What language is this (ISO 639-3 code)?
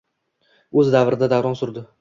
uzb